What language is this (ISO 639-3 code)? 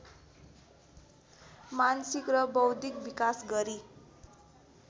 nep